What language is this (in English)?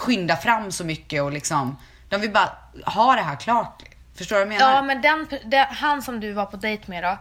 Swedish